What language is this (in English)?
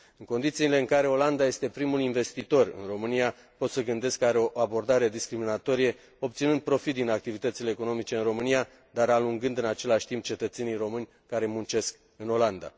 Romanian